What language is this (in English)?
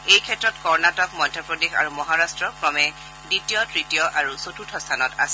Assamese